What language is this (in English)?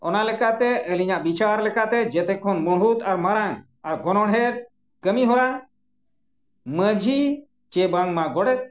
Santali